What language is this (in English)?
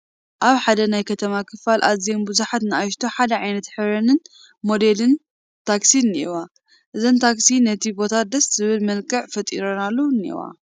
Tigrinya